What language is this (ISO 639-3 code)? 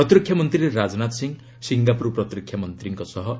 ori